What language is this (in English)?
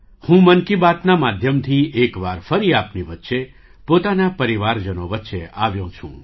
Gujarati